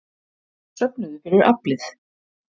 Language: Icelandic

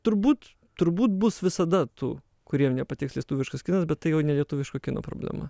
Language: Lithuanian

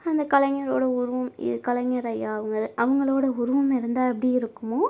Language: Tamil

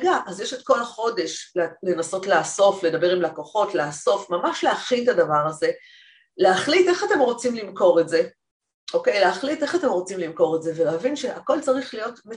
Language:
Hebrew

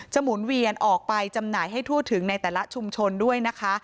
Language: Thai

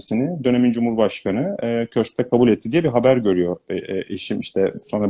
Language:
Turkish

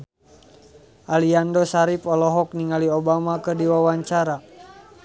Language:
Sundanese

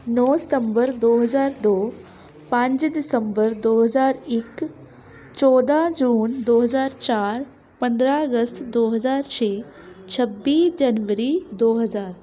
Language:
Punjabi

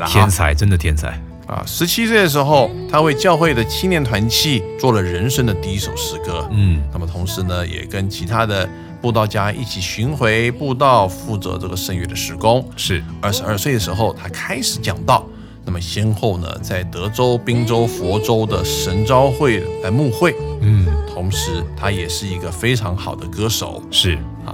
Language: Chinese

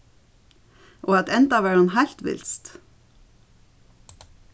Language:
Faroese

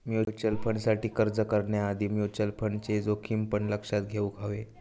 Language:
Marathi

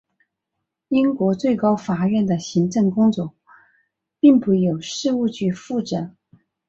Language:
Chinese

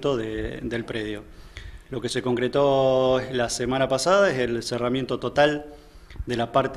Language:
Spanish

